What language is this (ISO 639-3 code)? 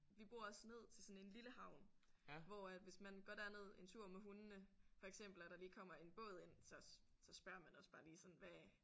dan